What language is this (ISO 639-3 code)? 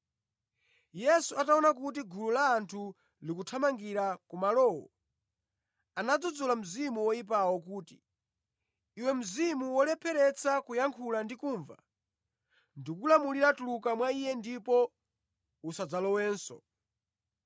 nya